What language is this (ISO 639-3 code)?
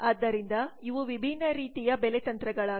kan